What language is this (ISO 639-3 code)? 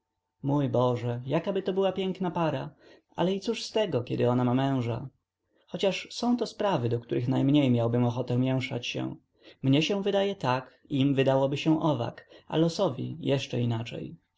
pol